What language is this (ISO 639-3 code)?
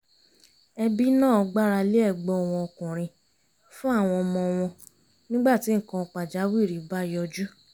yor